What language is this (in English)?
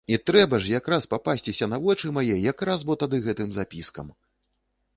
Belarusian